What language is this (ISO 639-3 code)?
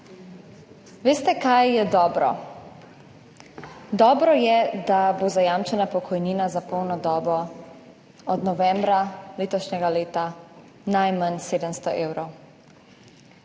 slv